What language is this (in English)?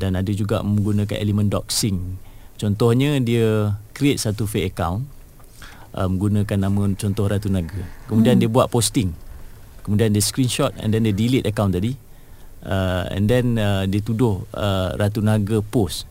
Malay